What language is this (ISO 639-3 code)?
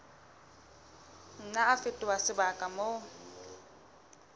sot